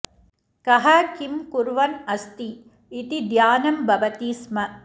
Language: Sanskrit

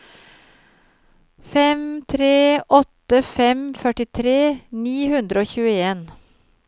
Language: Norwegian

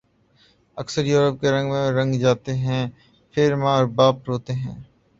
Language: Urdu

